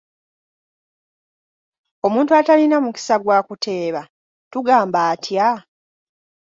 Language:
Ganda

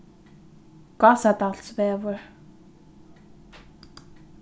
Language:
Faroese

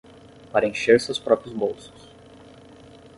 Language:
Portuguese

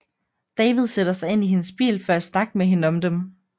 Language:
Danish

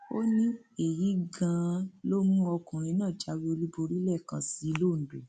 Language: Yoruba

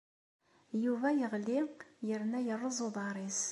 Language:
Kabyle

